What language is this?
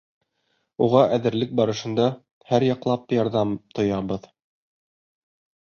Bashkir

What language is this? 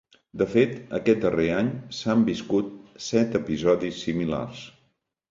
Catalan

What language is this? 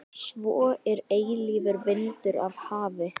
Icelandic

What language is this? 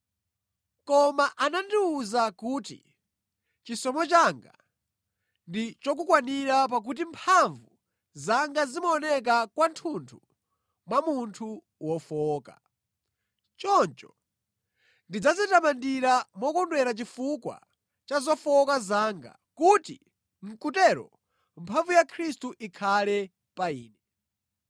Nyanja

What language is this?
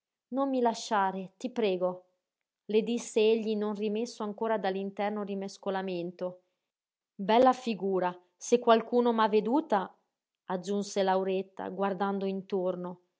Italian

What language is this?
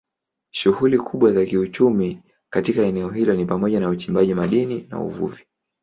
Swahili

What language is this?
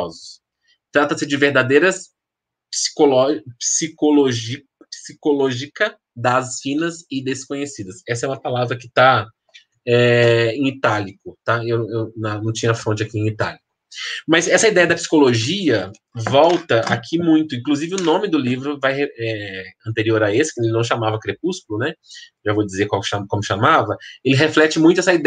Portuguese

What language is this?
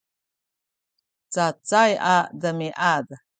Sakizaya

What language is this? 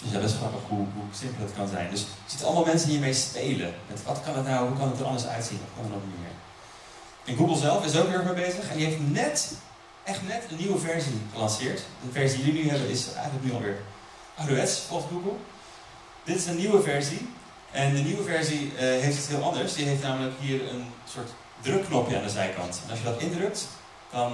Dutch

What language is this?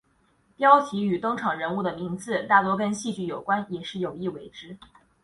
Chinese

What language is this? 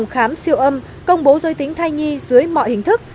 Vietnamese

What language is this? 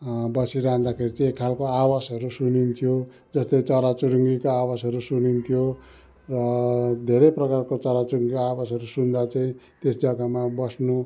Nepali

